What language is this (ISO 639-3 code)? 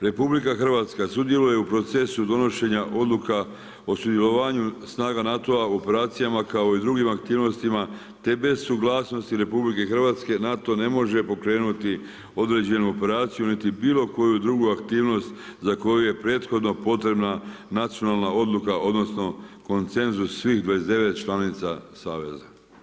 hrv